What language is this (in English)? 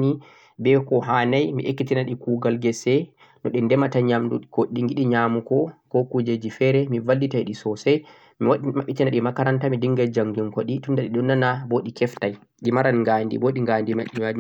Central-Eastern Niger Fulfulde